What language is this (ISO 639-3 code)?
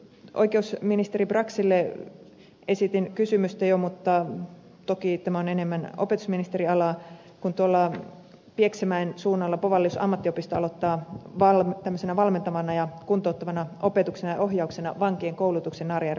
fin